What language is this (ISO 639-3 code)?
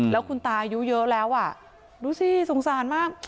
tha